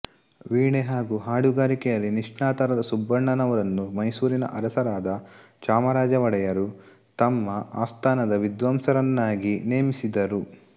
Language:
Kannada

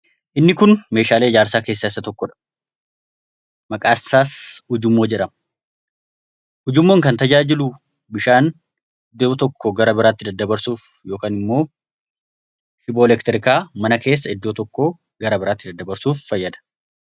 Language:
Oromo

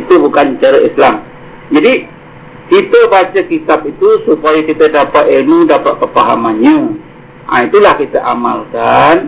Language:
Malay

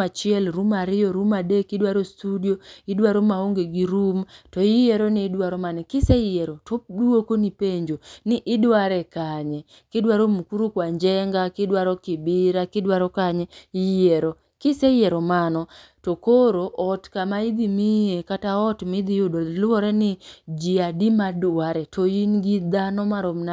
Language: Luo (Kenya and Tanzania)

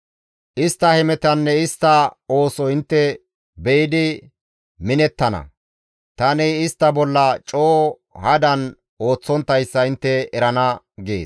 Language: Gamo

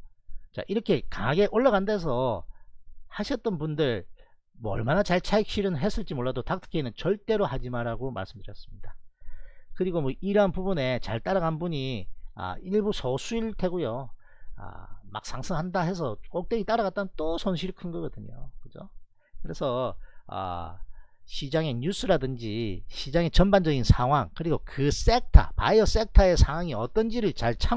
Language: Korean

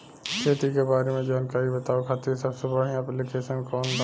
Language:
Bhojpuri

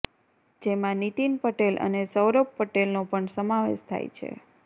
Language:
Gujarati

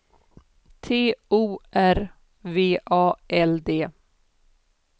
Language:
Swedish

